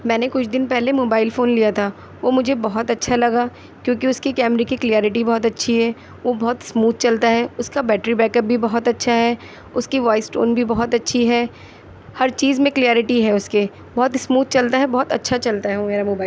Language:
Urdu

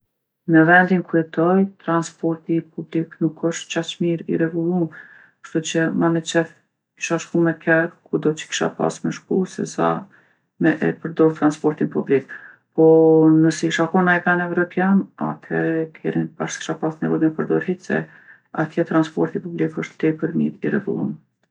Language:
Gheg Albanian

